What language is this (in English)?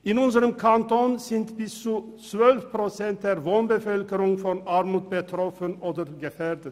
Swiss German